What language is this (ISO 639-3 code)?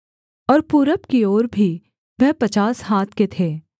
hin